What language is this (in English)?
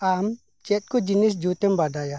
Santali